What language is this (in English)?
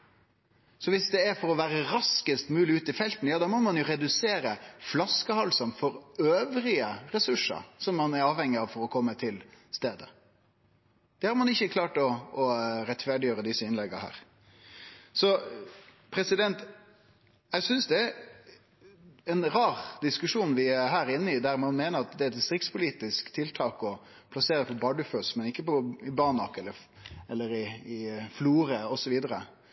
Norwegian Nynorsk